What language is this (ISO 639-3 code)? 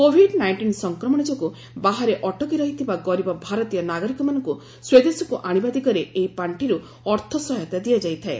ori